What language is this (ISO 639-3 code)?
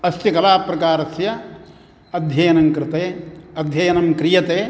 san